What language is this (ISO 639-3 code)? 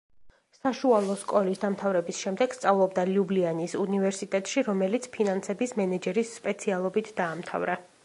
kat